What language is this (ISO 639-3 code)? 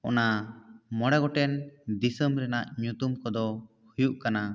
sat